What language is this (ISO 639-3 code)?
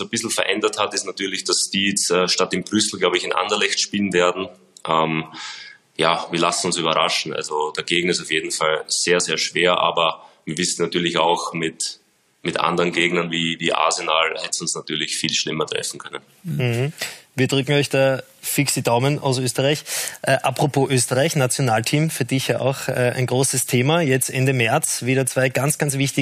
deu